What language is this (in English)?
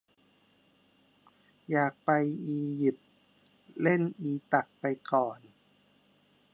Thai